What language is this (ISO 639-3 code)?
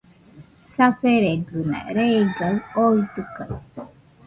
hux